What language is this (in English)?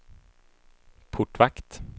Swedish